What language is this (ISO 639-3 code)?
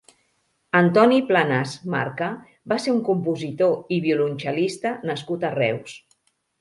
cat